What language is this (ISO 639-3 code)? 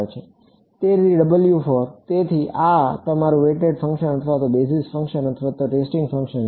guj